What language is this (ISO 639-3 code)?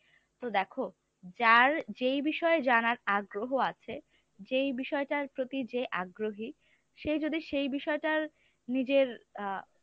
ben